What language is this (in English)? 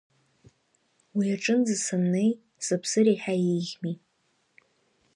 Abkhazian